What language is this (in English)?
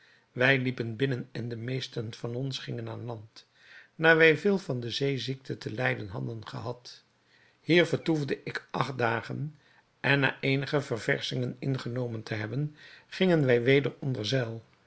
Dutch